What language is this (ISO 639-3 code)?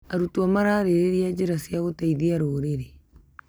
kik